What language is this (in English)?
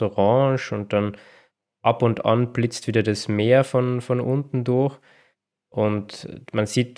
German